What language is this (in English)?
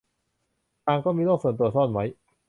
Thai